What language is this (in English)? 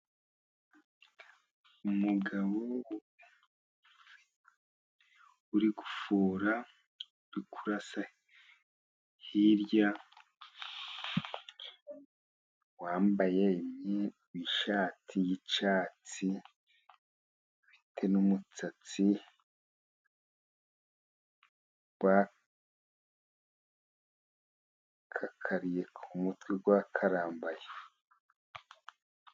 Kinyarwanda